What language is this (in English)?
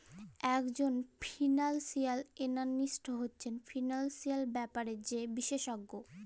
Bangla